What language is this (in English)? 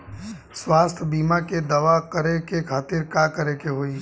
Bhojpuri